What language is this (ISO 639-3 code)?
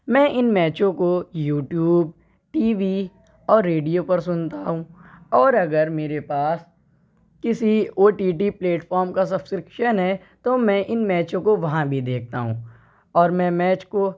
urd